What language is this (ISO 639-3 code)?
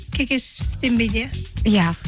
kaz